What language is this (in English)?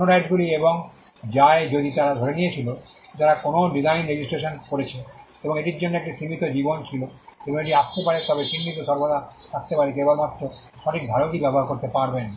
Bangla